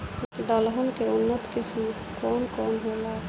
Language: Bhojpuri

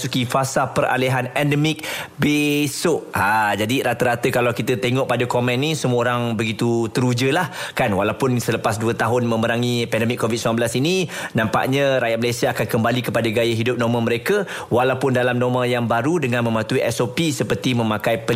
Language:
Malay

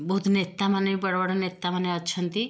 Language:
Odia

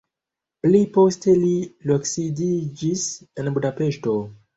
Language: Esperanto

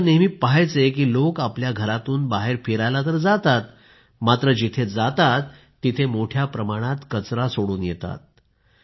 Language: Marathi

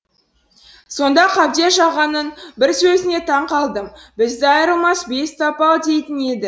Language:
Kazakh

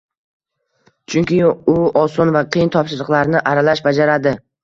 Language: Uzbek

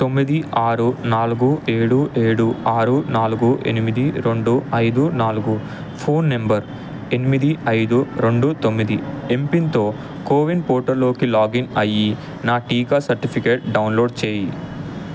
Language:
Telugu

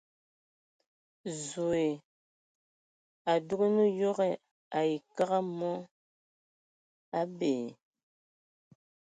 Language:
Ewondo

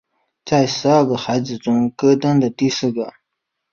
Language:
Chinese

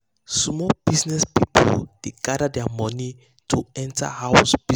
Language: Nigerian Pidgin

